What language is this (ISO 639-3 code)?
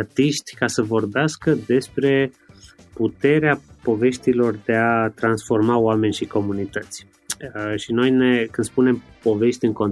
ron